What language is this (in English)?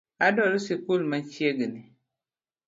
Luo (Kenya and Tanzania)